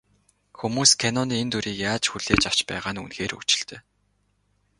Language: Mongolian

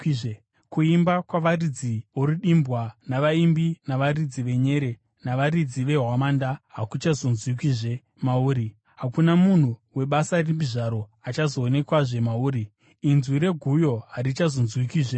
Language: Shona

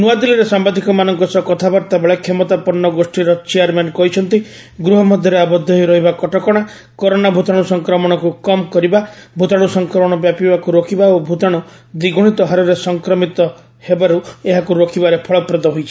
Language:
Odia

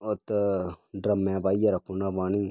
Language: Dogri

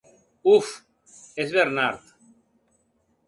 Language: Occitan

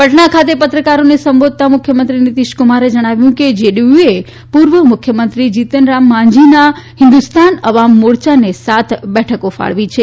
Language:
Gujarati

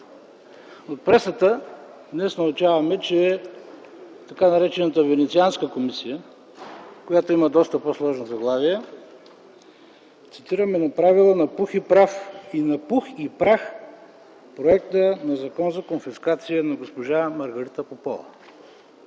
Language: Bulgarian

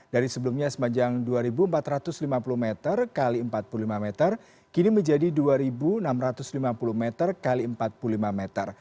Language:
Indonesian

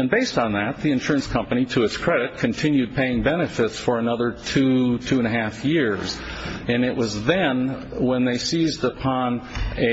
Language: English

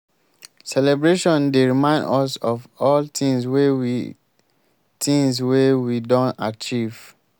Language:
Nigerian Pidgin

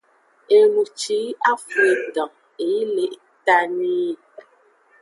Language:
Aja (Benin)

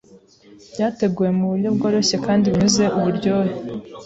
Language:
Kinyarwanda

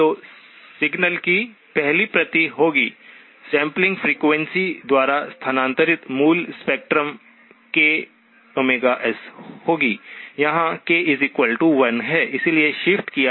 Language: Hindi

